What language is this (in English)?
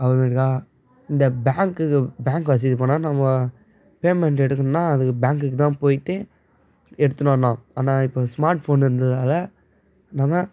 Tamil